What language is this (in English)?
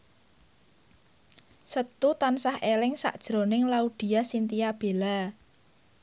Javanese